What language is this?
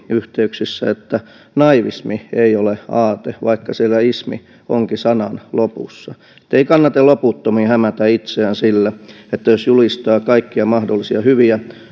Finnish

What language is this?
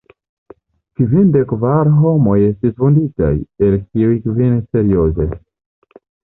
Esperanto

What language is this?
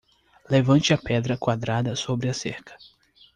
Portuguese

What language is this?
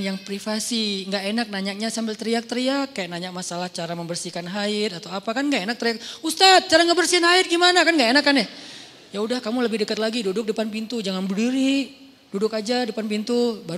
Indonesian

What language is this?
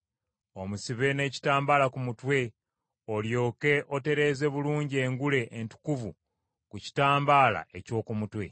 Ganda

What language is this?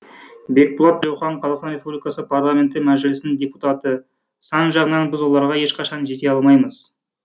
Kazakh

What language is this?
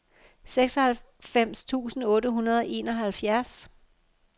Danish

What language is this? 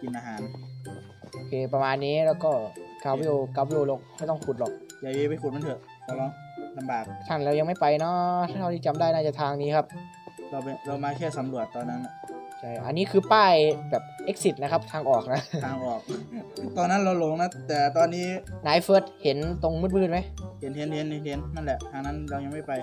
Thai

